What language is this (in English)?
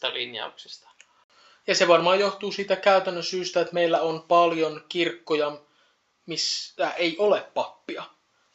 Finnish